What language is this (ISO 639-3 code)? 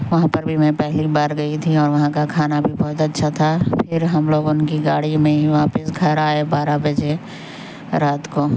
urd